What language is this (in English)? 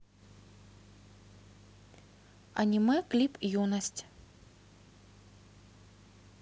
Russian